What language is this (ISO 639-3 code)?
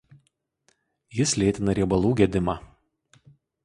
lit